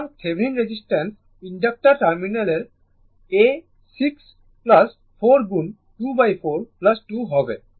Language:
Bangla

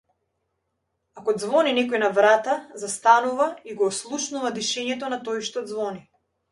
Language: Macedonian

